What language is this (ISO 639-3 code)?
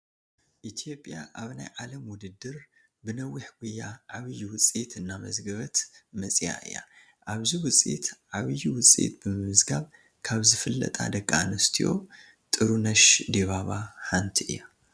tir